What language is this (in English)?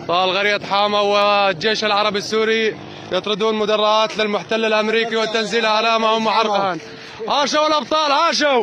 Arabic